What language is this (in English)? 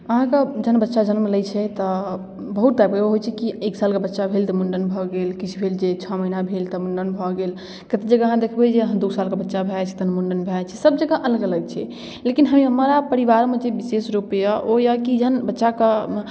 Maithili